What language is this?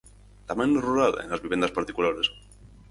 Galician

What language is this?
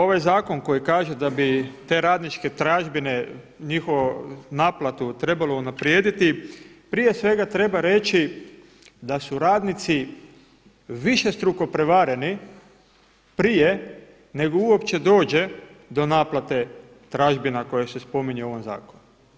Croatian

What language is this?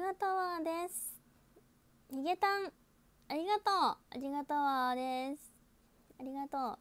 Japanese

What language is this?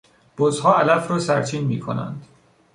Persian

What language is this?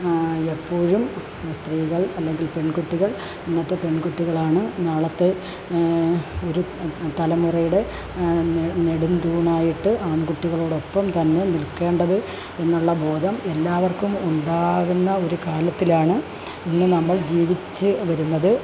Malayalam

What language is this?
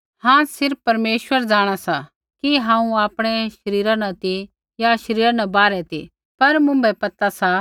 Kullu Pahari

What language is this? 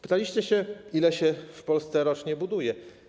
Polish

